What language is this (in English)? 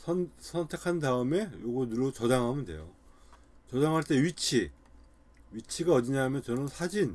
Korean